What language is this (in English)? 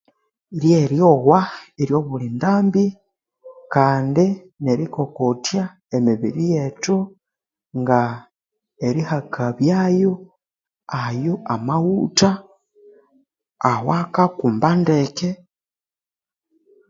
Konzo